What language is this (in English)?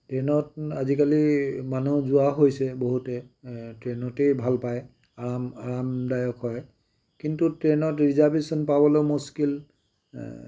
Assamese